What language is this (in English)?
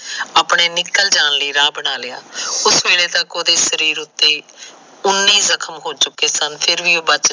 Punjabi